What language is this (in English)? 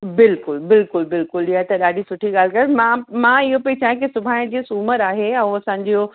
Sindhi